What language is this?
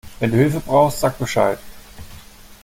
German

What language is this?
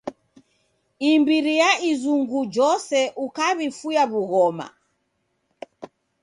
Taita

